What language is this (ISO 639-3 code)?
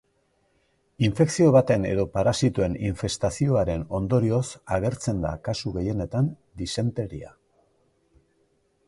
eus